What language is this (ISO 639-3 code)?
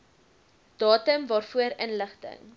afr